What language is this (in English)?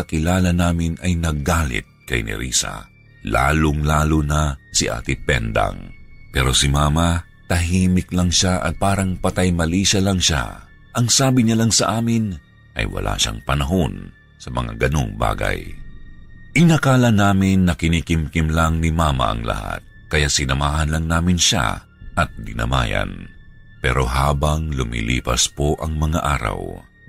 Filipino